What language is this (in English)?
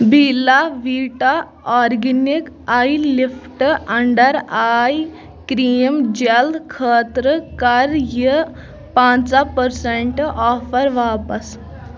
Kashmiri